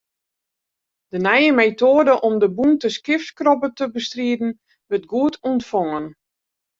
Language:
Western Frisian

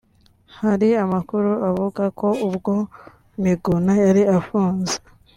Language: Kinyarwanda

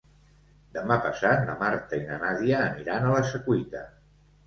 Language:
Catalan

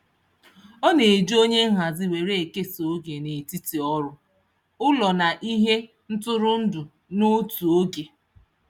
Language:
Igbo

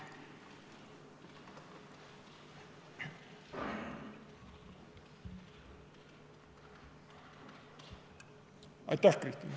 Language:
Estonian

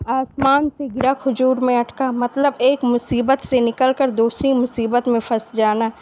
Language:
Urdu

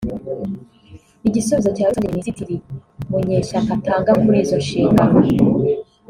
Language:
Kinyarwanda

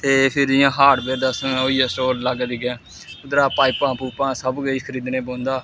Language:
Dogri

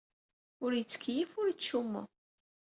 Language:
Kabyle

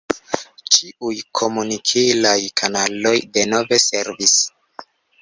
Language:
Esperanto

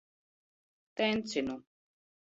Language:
Latvian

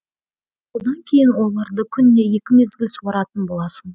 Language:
Kazakh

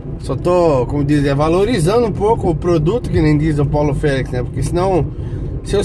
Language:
Portuguese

